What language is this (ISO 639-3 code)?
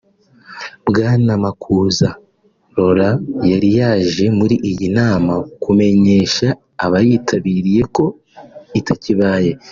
kin